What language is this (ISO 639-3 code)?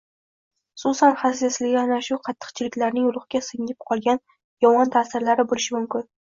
uzb